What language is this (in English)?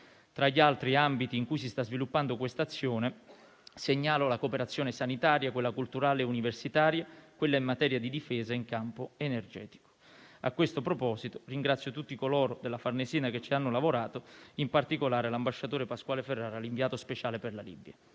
Italian